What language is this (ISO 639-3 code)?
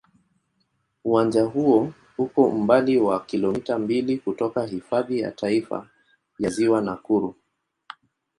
swa